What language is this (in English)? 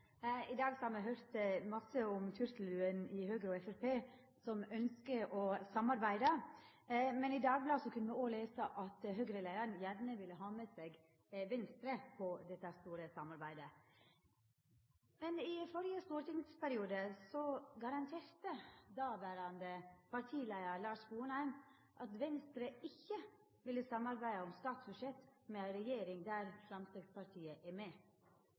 Norwegian Nynorsk